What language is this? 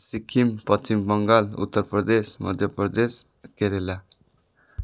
Nepali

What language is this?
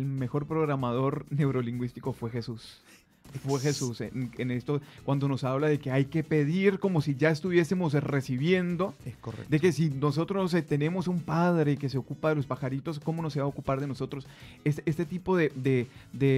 Spanish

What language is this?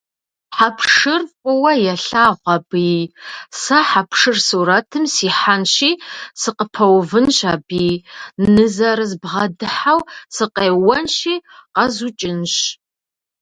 Kabardian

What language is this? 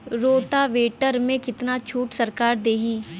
Bhojpuri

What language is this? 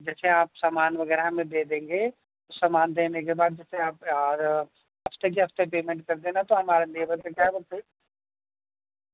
Urdu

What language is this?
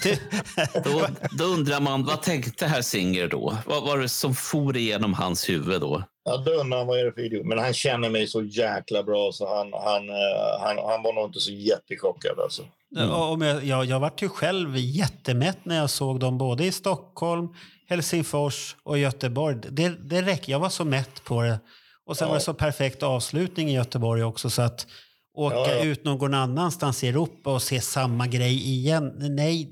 Swedish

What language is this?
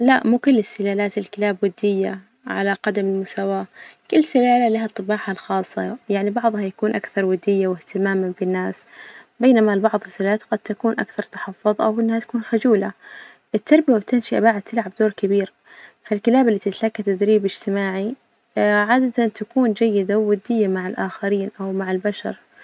Najdi Arabic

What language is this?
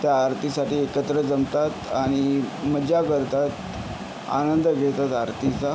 Marathi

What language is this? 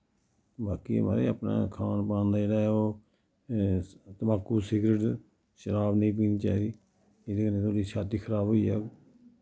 Dogri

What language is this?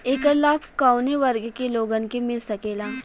Bhojpuri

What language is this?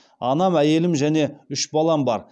Kazakh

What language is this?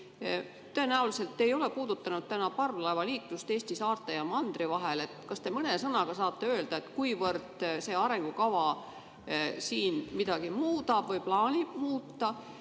Estonian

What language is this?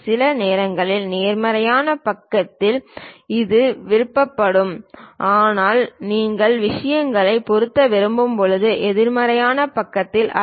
Tamil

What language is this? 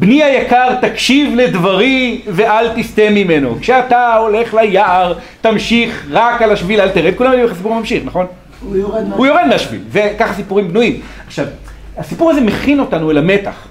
Hebrew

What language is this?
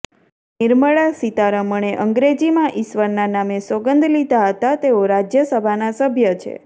Gujarati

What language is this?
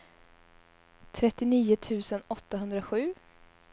Swedish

